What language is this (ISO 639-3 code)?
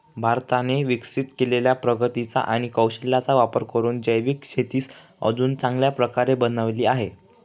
mar